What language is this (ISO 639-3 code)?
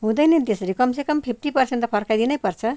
nep